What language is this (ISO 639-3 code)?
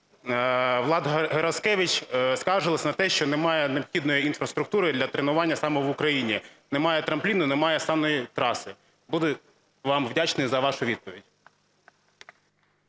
ukr